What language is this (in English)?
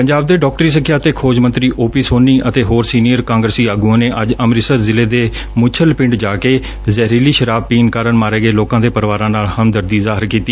Punjabi